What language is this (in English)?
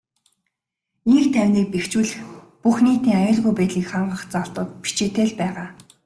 Mongolian